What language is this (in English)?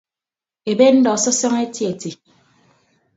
Ibibio